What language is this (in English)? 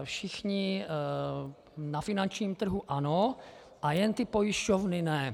Czech